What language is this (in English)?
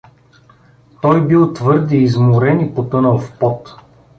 Bulgarian